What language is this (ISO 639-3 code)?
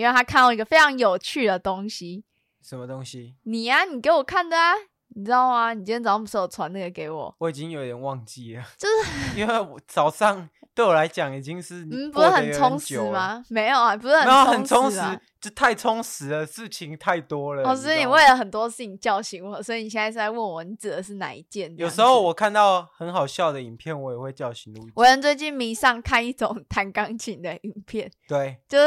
zho